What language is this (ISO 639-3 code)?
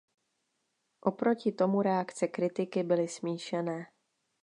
ces